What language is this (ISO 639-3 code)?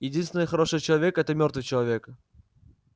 rus